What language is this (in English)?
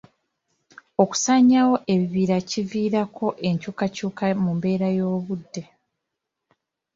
Ganda